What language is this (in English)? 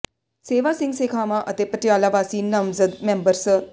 Punjabi